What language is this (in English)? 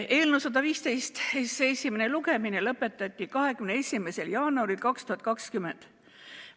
Estonian